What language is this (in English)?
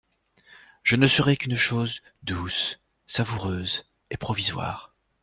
French